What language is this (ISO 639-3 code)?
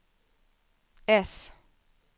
swe